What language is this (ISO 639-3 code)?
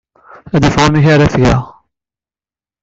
kab